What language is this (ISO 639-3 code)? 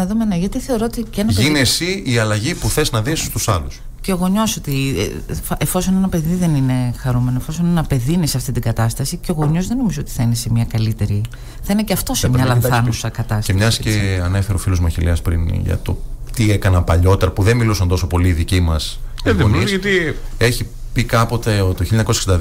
ell